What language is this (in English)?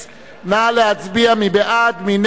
Hebrew